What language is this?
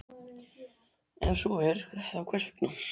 Icelandic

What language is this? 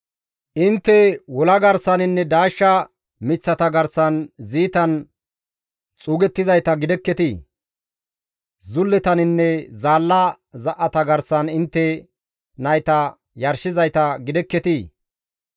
Gamo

